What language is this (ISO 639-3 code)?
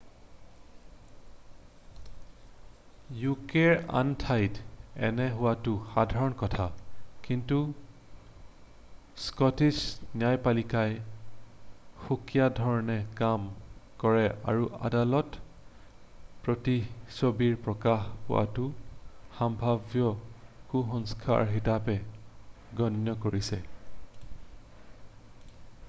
asm